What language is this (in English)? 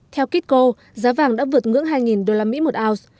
Vietnamese